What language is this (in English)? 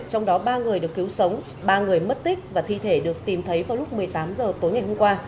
Vietnamese